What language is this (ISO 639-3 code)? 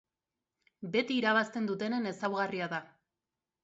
eus